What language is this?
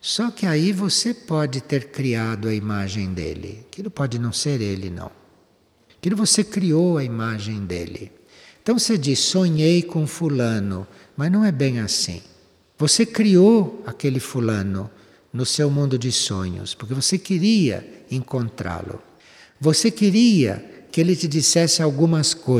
Portuguese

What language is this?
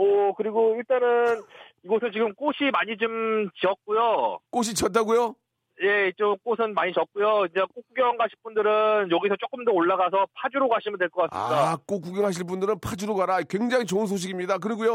Korean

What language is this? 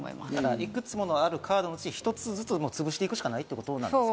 Japanese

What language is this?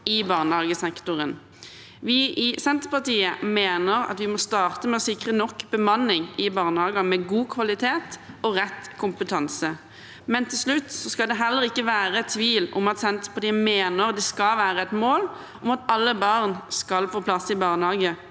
Norwegian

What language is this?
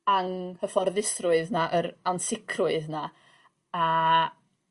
Welsh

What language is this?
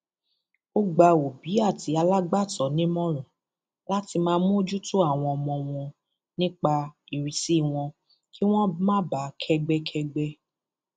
Yoruba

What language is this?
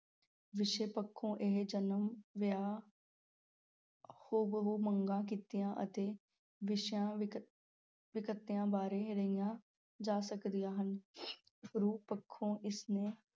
Punjabi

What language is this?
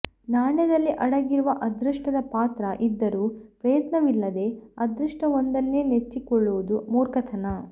Kannada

